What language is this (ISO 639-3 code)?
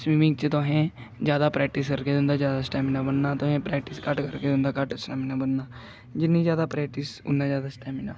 doi